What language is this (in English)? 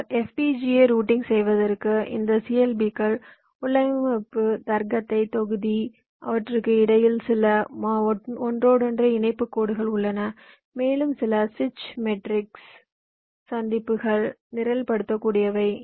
Tamil